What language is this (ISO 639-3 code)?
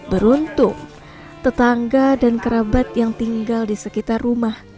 ind